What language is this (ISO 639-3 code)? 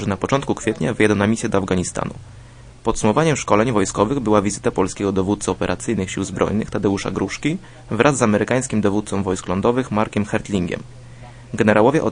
pol